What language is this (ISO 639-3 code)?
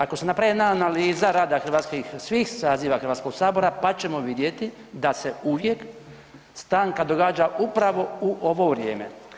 hrv